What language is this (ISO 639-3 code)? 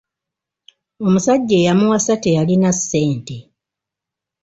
lug